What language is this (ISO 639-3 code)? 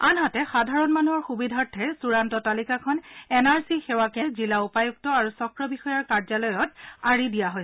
asm